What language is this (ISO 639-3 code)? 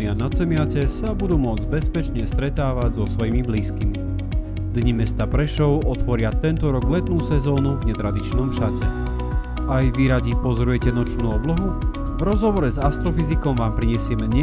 slk